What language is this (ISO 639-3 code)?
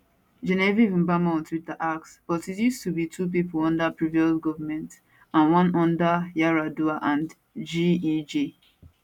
pcm